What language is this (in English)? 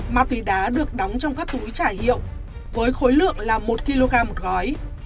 Vietnamese